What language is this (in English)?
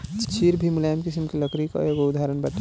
Bhojpuri